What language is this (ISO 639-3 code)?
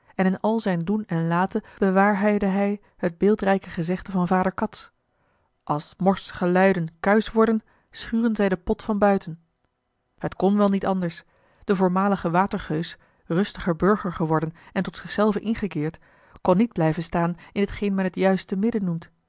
nld